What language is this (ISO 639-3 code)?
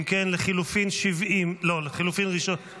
heb